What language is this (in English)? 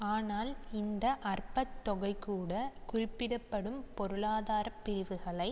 Tamil